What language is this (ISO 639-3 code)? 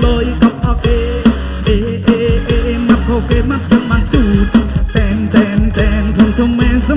vie